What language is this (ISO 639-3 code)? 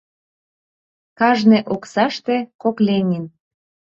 chm